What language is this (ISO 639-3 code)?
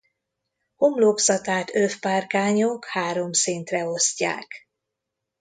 hun